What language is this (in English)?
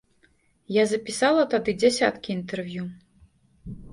Belarusian